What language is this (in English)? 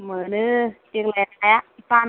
Bodo